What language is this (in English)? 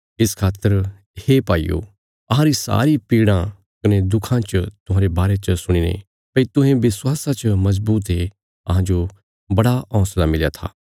Bilaspuri